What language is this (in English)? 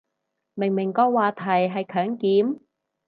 Cantonese